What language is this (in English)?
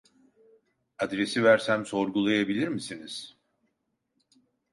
Turkish